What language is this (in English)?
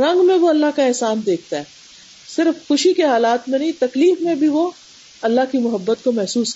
Urdu